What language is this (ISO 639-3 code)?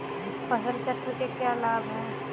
hin